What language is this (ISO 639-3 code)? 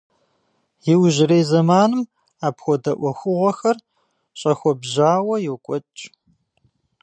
kbd